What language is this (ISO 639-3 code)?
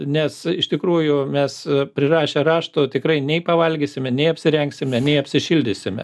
lit